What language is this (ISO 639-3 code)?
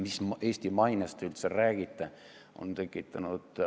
est